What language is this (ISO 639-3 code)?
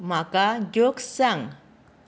kok